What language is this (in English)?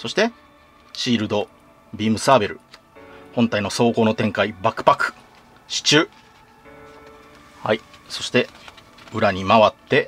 Japanese